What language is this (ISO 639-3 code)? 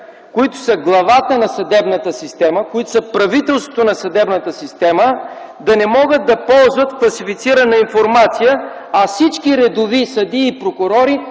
bul